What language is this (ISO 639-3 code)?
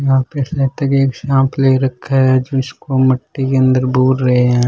raj